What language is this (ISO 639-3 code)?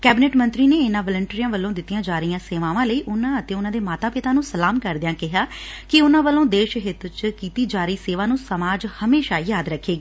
pan